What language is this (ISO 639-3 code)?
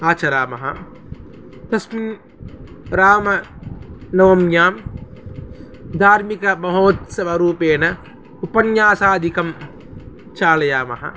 san